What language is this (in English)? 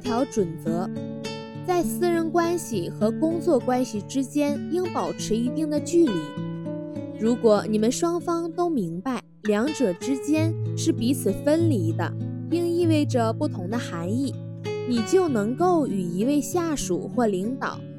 Chinese